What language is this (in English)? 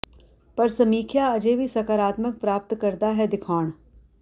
Punjabi